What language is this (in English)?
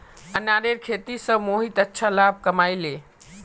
Magahi